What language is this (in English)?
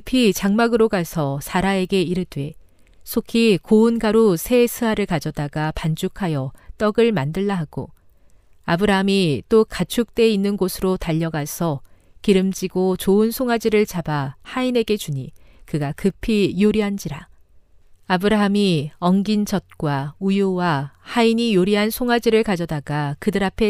Korean